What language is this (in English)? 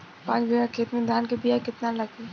Bhojpuri